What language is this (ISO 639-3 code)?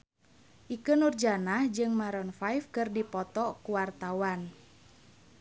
sun